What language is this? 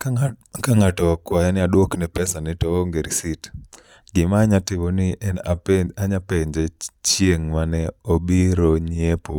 Luo (Kenya and Tanzania)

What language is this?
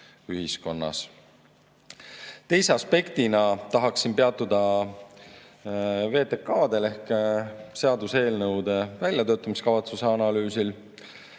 Estonian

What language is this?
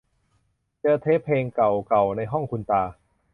Thai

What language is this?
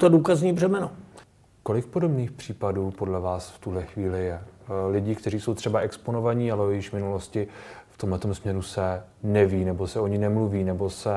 Czech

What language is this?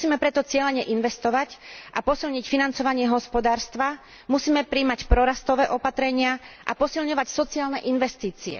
Slovak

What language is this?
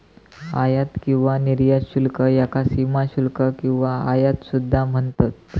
Marathi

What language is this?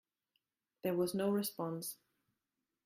English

